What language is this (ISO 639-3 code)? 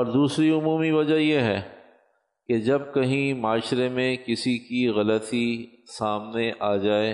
urd